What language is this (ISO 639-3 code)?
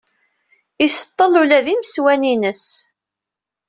kab